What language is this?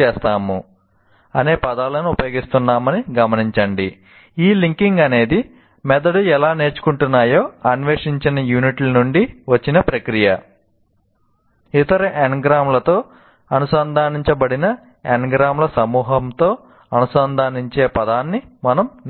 Telugu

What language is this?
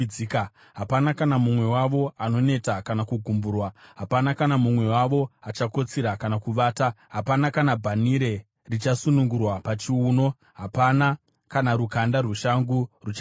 Shona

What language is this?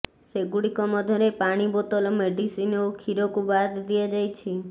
Odia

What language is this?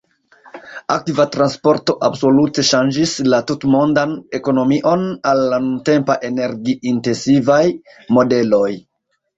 Esperanto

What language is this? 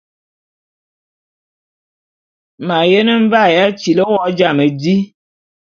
Bulu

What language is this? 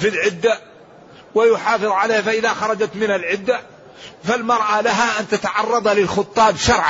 Arabic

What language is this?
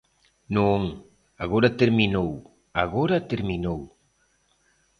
Galician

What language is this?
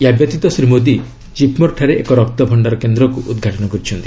Odia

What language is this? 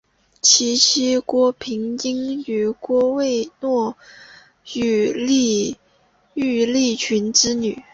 Chinese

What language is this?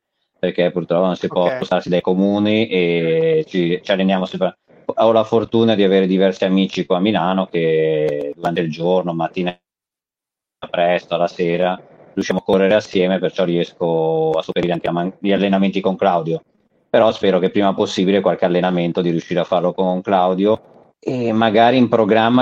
Italian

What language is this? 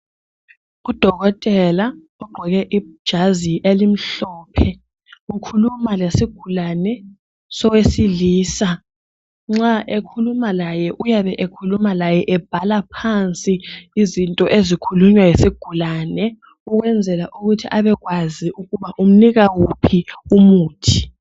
North Ndebele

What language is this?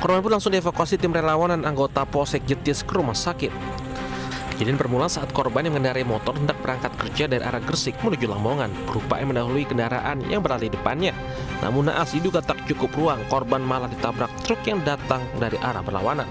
Indonesian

